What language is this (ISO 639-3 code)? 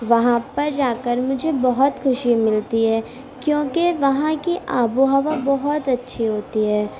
urd